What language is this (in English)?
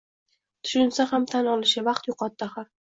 Uzbek